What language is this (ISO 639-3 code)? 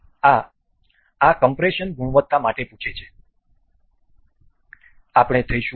guj